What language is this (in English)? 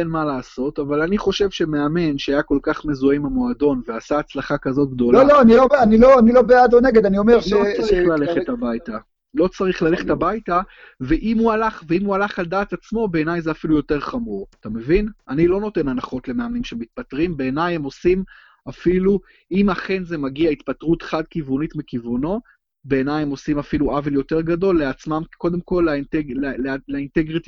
Hebrew